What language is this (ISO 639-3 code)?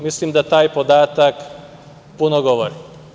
srp